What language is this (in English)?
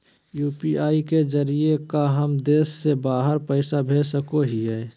Magahi